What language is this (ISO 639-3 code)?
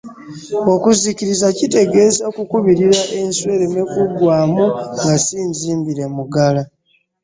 lug